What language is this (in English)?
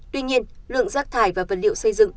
Vietnamese